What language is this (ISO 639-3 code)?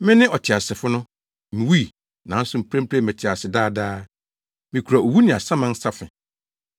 aka